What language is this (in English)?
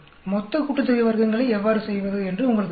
Tamil